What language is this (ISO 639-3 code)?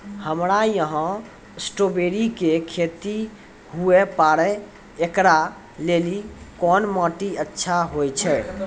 mai